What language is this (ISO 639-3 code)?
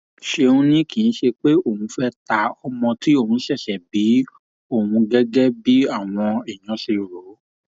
yor